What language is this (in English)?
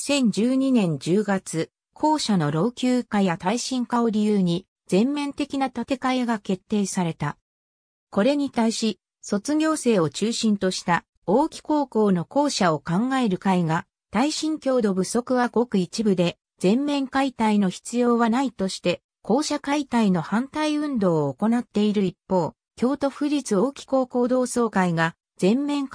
Japanese